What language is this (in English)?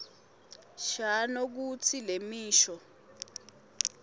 Swati